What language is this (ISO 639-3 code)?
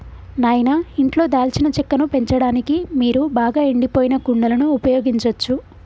tel